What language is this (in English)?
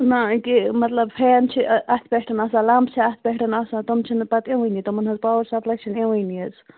Kashmiri